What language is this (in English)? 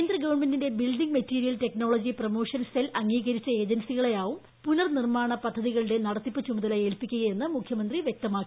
Malayalam